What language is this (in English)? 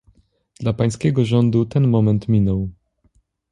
Polish